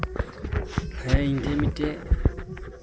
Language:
Santali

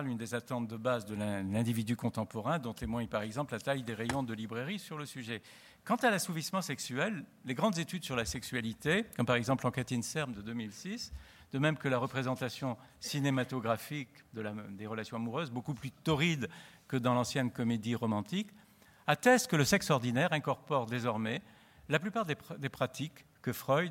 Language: French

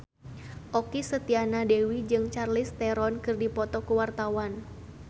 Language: Sundanese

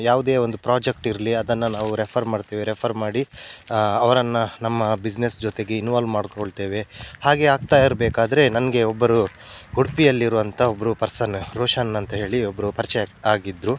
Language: Kannada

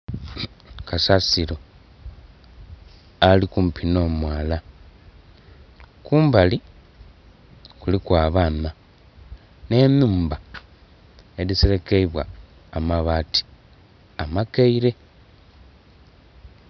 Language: Soga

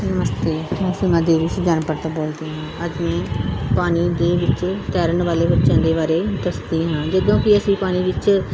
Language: Punjabi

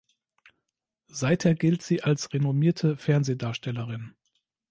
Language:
German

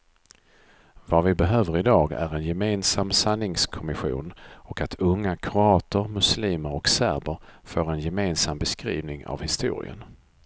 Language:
Swedish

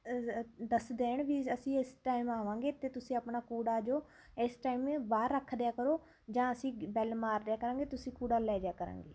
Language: Punjabi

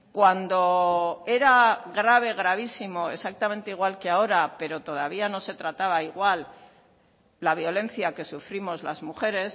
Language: Spanish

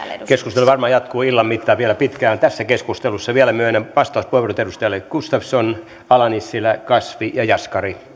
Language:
Finnish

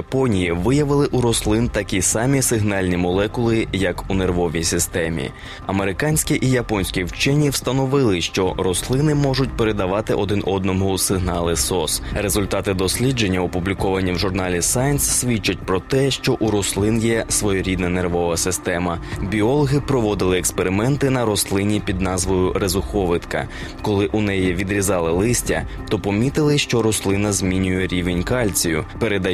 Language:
Ukrainian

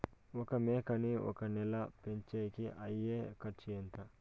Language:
Telugu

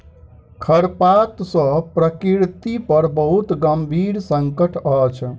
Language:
Maithili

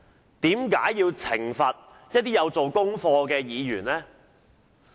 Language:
Cantonese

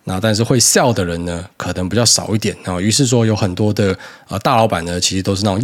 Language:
Chinese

